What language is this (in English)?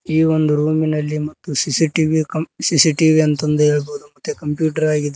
Kannada